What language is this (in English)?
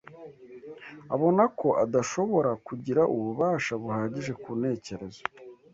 Kinyarwanda